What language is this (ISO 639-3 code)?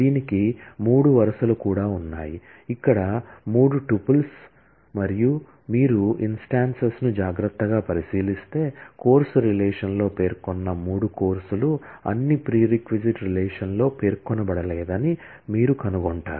tel